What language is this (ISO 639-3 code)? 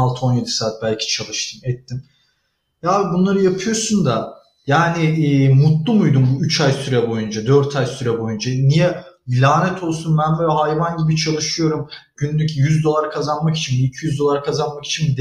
tur